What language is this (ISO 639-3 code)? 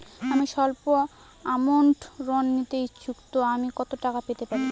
ben